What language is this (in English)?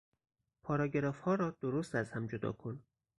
Persian